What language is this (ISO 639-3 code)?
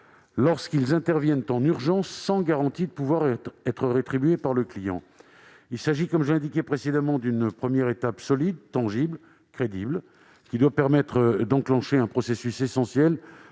fra